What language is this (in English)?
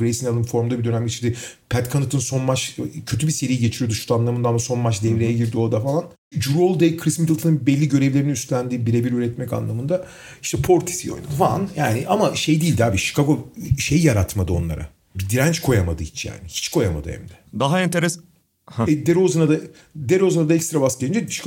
Turkish